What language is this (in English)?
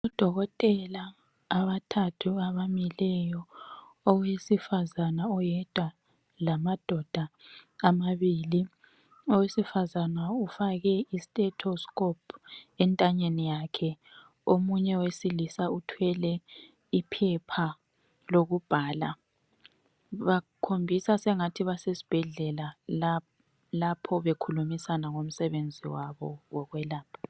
North Ndebele